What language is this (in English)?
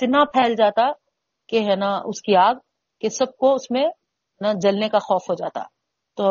Urdu